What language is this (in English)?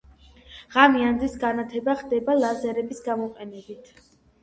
Georgian